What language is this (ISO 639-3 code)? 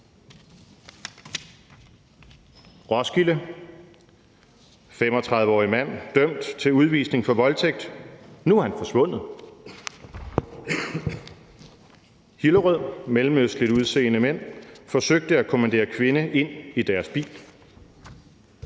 dan